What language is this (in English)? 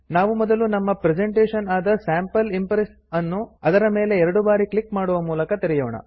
Kannada